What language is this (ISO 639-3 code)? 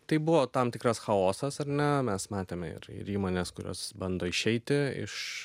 lit